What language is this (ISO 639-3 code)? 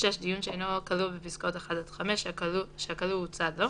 heb